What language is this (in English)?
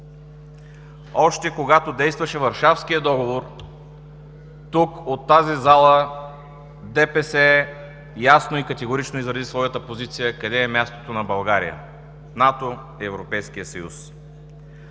Bulgarian